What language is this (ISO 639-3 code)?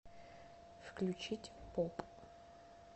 rus